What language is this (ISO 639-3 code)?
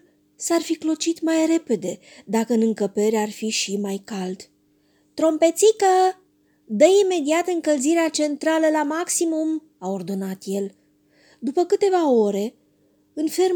ron